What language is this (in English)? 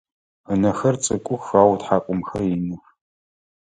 Adyghe